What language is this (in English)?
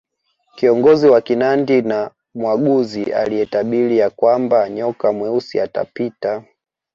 Swahili